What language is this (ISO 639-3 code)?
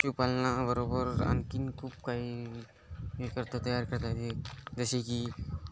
mar